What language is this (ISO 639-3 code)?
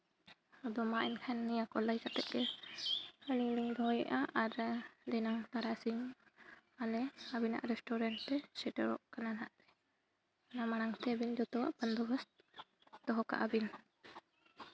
sat